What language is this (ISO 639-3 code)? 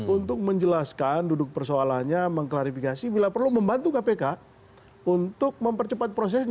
ind